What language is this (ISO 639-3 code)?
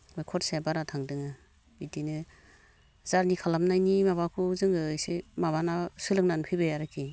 brx